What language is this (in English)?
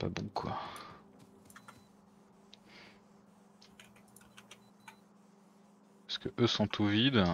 French